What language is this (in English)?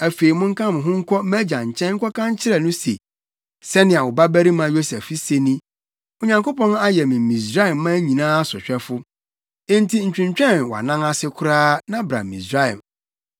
Akan